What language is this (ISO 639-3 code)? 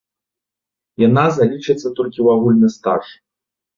bel